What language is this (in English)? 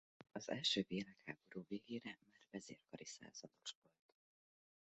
Hungarian